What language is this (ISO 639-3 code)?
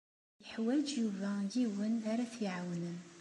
kab